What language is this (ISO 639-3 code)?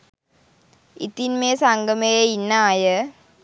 sin